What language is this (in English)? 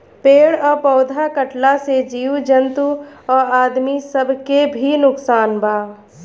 Bhojpuri